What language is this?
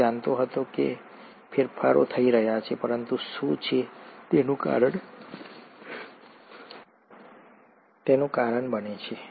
Gujarati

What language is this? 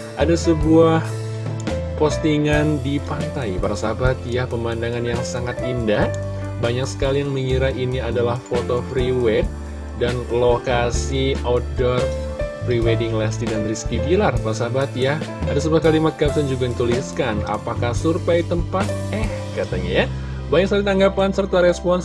Indonesian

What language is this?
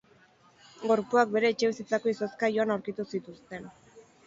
Basque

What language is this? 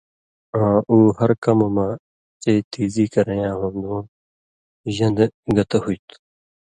Indus Kohistani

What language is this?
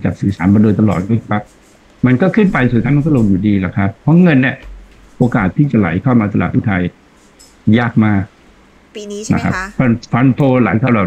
Thai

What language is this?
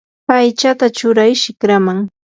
Yanahuanca Pasco Quechua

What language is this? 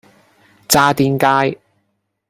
Cantonese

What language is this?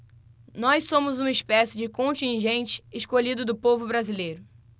Portuguese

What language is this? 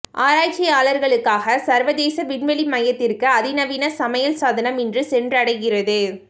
Tamil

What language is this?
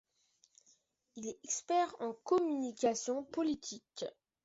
French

